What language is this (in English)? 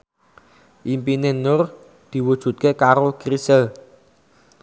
Javanese